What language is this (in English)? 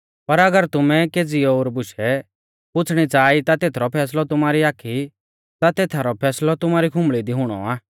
Mahasu Pahari